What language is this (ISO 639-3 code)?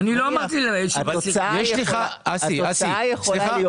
heb